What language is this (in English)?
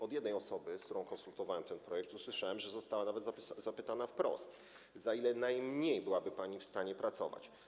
Polish